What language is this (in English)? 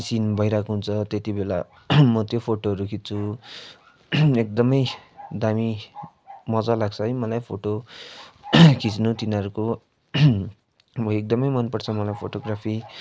Nepali